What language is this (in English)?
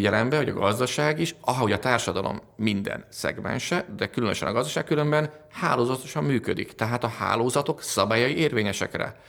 Hungarian